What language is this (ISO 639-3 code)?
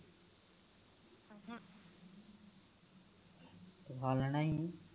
pan